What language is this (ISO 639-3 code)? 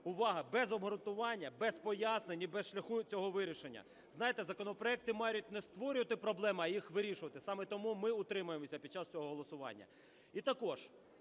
ukr